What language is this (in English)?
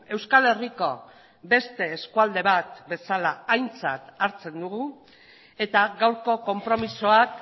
Basque